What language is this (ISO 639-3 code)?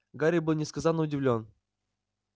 rus